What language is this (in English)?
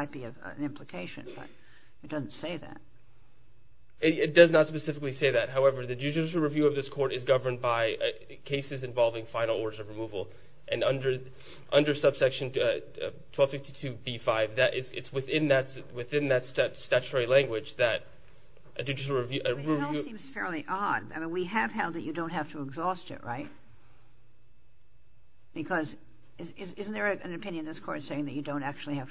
English